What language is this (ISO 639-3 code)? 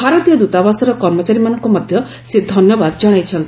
ori